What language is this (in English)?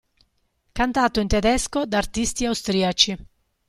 Italian